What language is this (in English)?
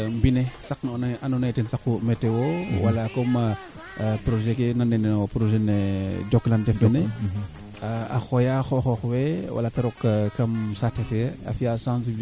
Serer